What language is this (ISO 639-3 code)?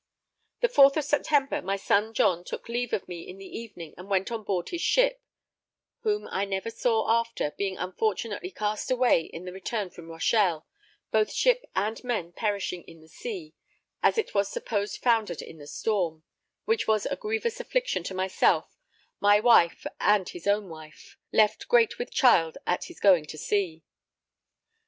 eng